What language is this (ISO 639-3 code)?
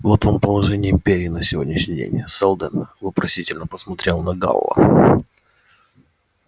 rus